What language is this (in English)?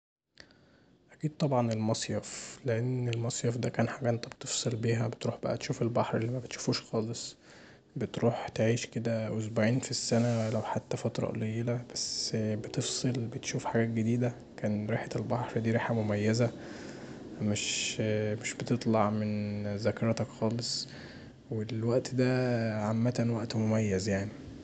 Egyptian Arabic